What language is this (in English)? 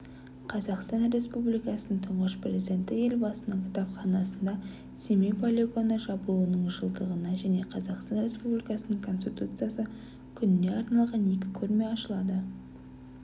Kazakh